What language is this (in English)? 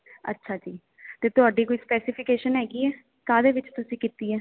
Punjabi